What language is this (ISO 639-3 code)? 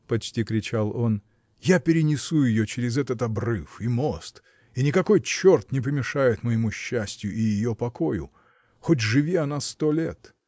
rus